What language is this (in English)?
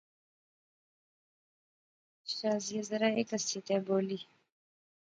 Pahari-Potwari